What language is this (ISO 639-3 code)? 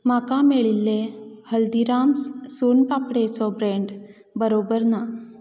kok